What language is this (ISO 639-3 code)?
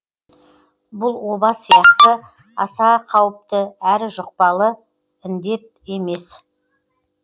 kaz